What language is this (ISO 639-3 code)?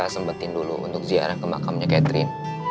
ind